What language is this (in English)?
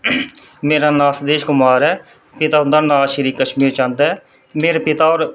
Dogri